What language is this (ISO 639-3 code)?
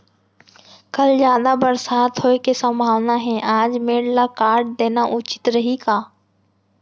hne